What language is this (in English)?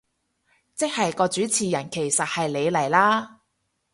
Cantonese